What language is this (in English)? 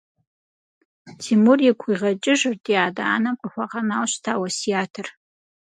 Kabardian